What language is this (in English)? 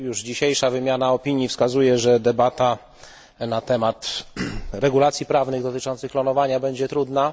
Polish